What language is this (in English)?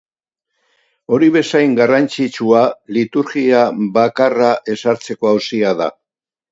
Basque